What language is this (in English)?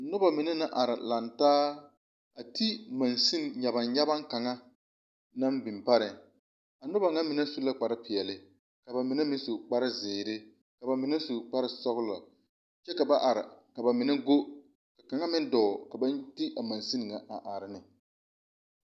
Southern Dagaare